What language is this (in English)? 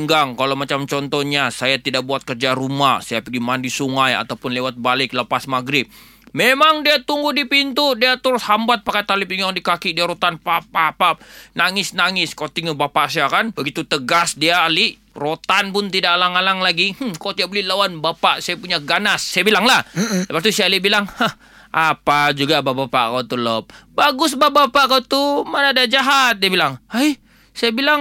Malay